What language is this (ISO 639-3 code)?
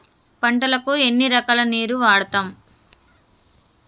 tel